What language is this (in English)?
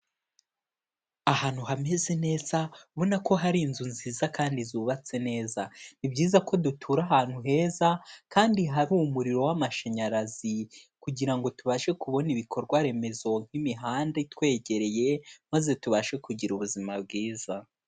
Kinyarwanda